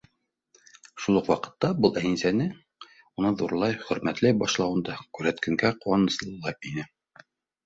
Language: Bashkir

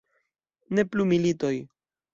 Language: Esperanto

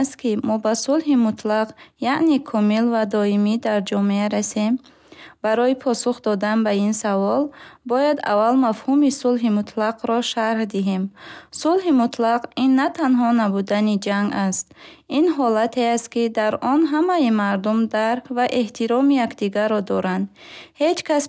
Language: Bukharic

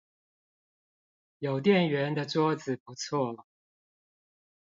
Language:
Chinese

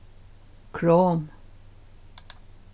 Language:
Faroese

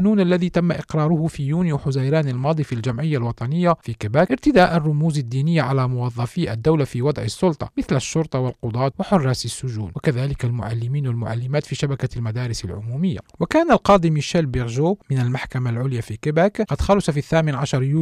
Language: Arabic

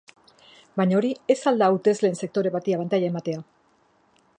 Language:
Basque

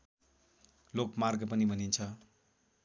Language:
Nepali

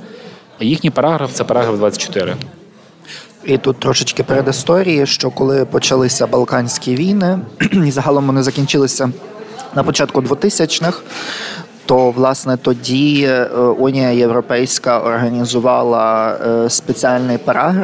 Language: Ukrainian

